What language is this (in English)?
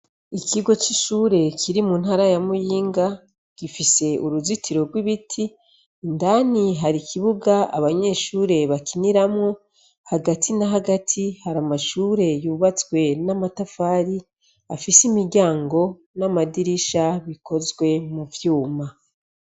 Rundi